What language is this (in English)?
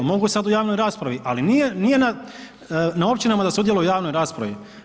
Croatian